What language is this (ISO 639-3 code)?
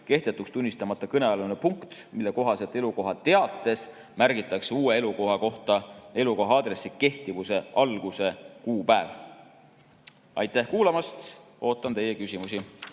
est